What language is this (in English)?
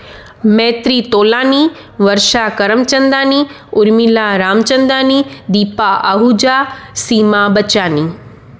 Sindhi